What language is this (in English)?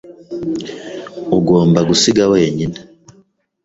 Kinyarwanda